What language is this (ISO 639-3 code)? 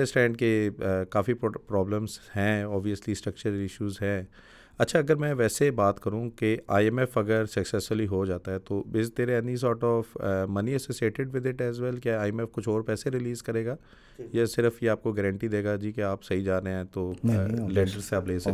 urd